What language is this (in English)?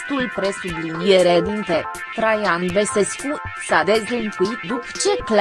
Romanian